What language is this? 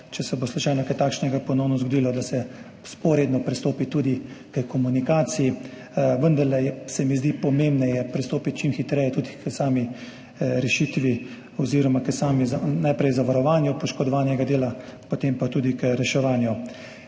Slovenian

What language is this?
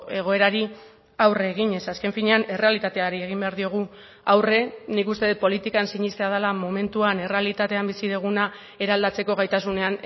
Basque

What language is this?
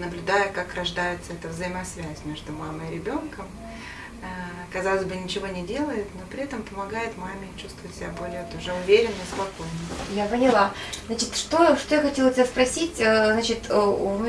Russian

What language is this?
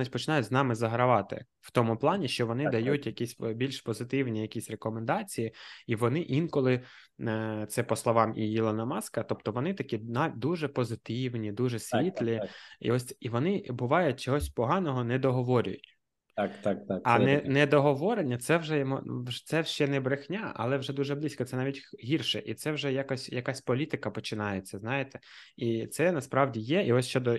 Ukrainian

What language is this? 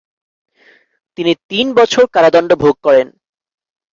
Bangla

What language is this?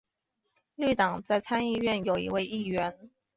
Chinese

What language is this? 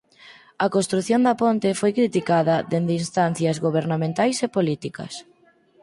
Galician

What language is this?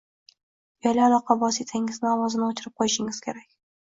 Uzbek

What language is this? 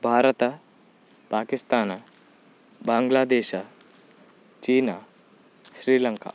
Kannada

